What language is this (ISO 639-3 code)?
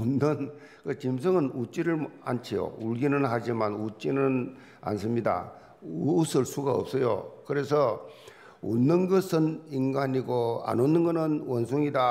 kor